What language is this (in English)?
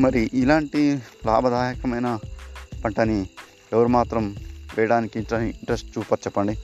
Telugu